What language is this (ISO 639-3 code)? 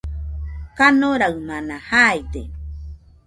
hux